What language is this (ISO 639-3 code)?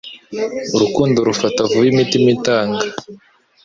kin